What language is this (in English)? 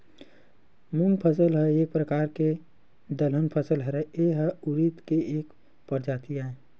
Chhattisgarhi